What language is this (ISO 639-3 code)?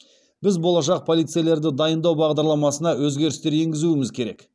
kaz